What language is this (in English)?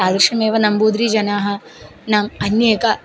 Sanskrit